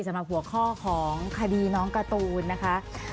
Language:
Thai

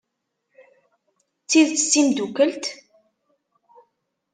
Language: Kabyle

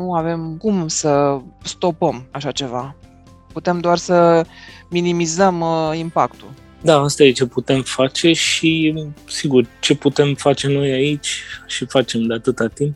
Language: Romanian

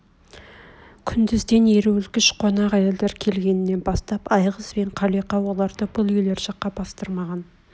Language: Kazakh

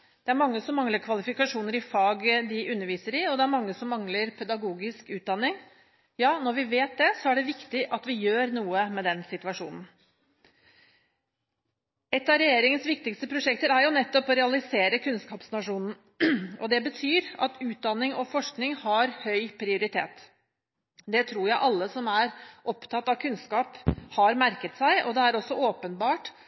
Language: Norwegian Bokmål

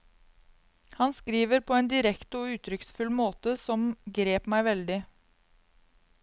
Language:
Norwegian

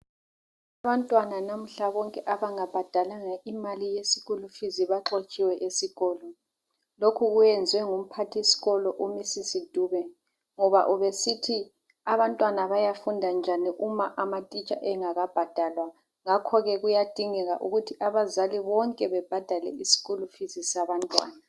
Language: North Ndebele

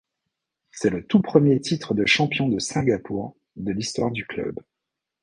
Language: French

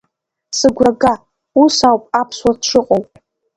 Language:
Abkhazian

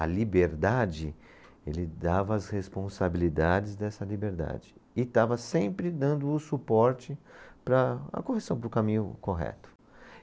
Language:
Portuguese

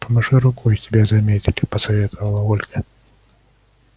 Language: Russian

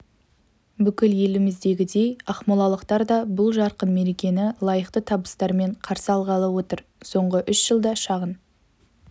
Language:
Kazakh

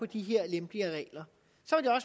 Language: Danish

